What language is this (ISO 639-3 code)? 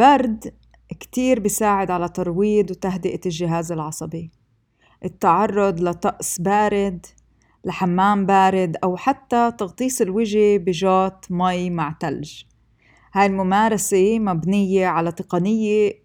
ara